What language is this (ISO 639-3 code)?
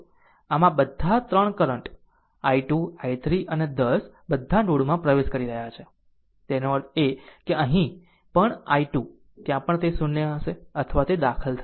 guj